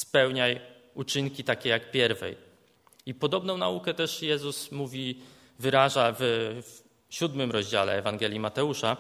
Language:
Polish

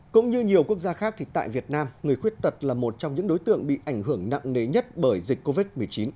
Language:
Vietnamese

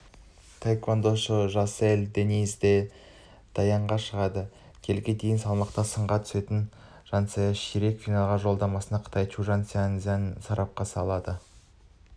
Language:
Kazakh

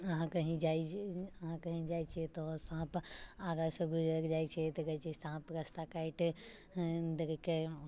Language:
Maithili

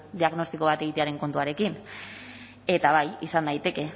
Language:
Basque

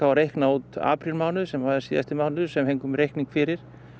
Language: Icelandic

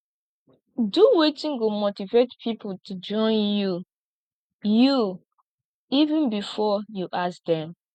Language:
Nigerian Pidgin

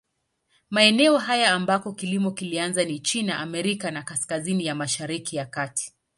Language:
Swahili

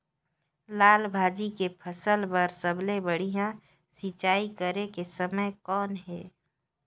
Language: Chhattisgarhi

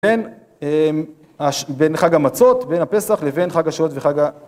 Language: Hebrew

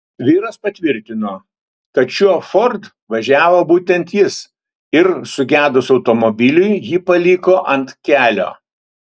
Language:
Lithuanian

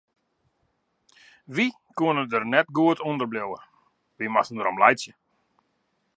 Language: Western Frisian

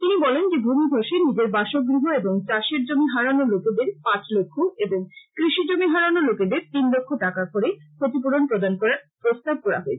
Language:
Bangla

